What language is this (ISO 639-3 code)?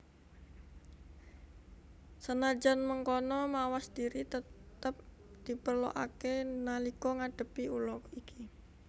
jav